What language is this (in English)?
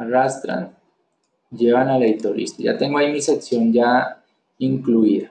Spanish